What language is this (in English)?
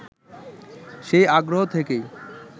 Bangla